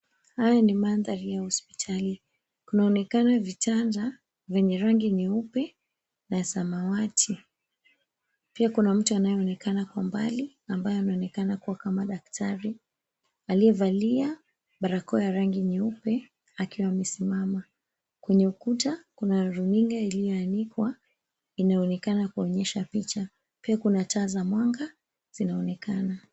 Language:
Swahili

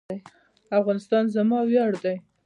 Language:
Pashto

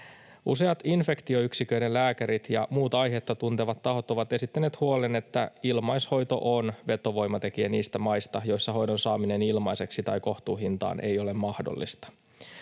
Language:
Finnish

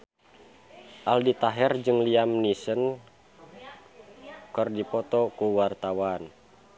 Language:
Sundanese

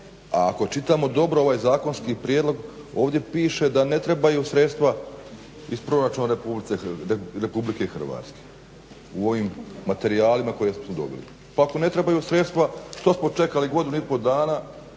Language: Croatian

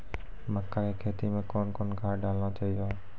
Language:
Maithili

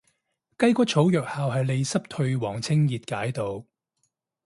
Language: Cantonese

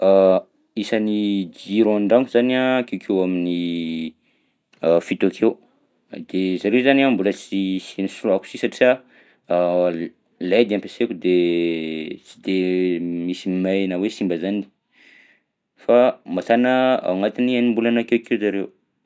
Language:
Southern Betsimisaraka Malagasy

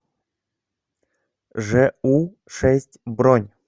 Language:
Russian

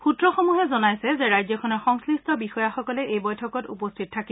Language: Assamese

